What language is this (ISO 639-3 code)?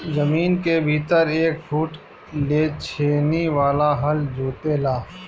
bho